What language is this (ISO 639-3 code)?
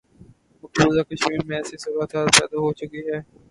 urd